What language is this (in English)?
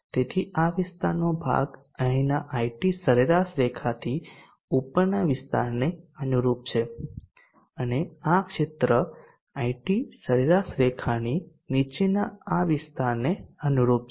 Gujarati